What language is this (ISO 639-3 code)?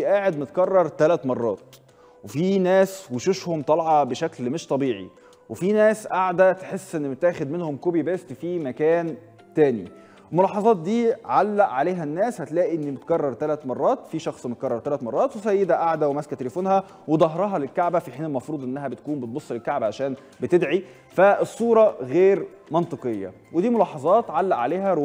ara